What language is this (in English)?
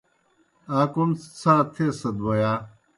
Kohistani Shina